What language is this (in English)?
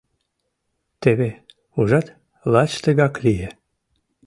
Mari